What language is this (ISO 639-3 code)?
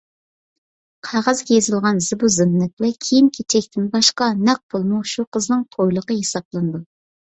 uig